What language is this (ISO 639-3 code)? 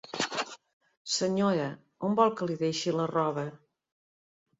cat